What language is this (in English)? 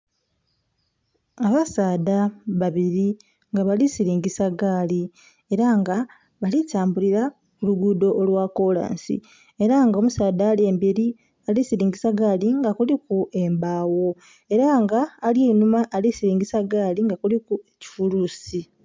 Soga